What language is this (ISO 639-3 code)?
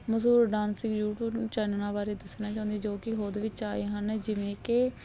pan